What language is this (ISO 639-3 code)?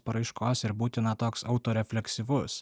lit